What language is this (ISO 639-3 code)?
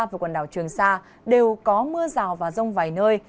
vie